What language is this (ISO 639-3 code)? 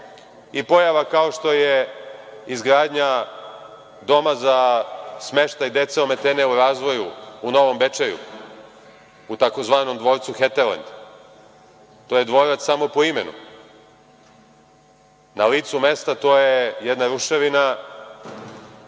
srp